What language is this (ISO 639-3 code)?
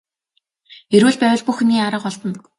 mon